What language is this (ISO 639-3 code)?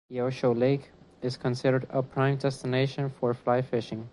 eng